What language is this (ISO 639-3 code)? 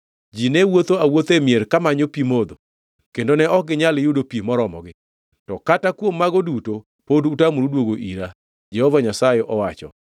luo